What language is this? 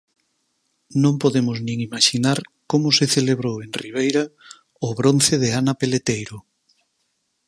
Galician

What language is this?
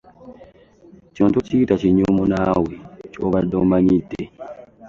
Ganda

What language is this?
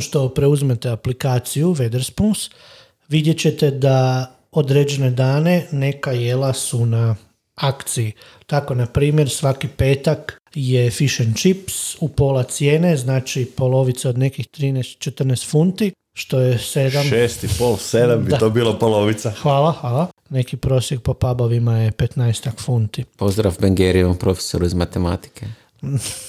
Croatian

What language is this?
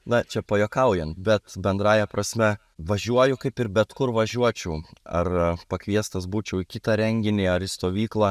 Lithuanian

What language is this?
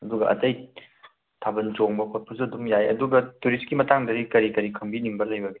Manipuri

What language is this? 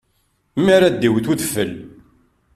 Kabyle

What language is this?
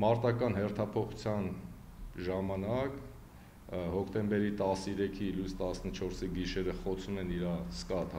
Romanian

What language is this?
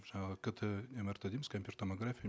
Kazakh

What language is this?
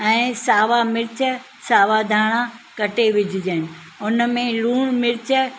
Sindhi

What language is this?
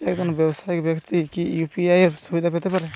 Bangla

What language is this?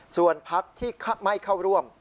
Thai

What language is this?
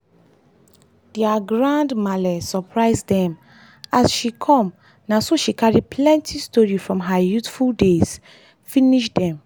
Nigerian Pidgin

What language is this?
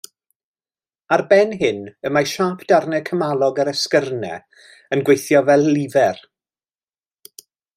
Welsh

